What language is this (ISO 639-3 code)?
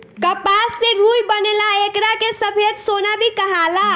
bho